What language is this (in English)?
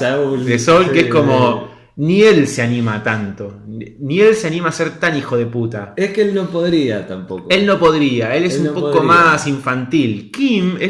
Spanish